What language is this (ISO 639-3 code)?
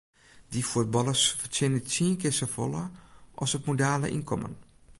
fry